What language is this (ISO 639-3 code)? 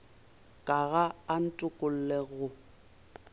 nso